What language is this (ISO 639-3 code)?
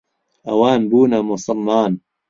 ckb